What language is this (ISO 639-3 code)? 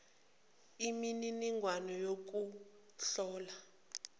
zul